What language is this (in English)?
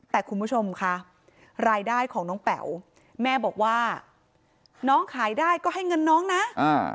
Thai